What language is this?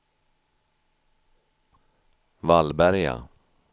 Swedish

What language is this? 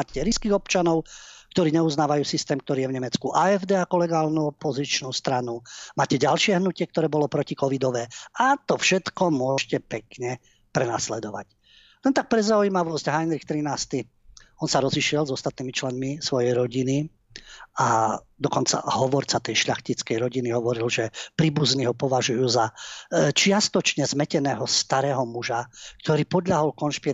Slovak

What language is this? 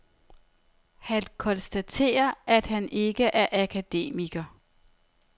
Danish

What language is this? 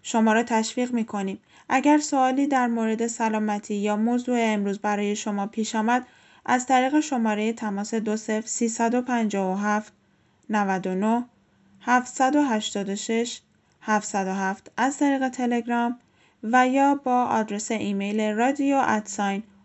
Persian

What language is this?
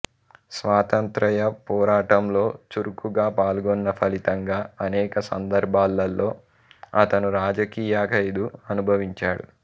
Telugu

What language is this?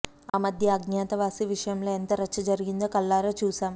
Telugu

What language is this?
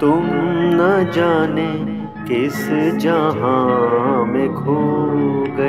Hindi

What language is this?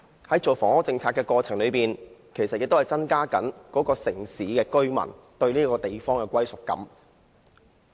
Cantonese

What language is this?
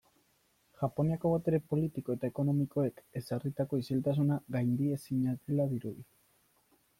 Basque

